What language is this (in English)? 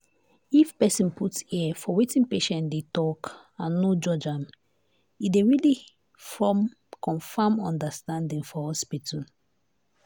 Nigerian Pidgin